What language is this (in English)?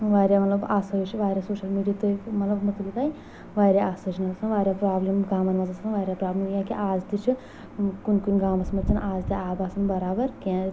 Kashmiri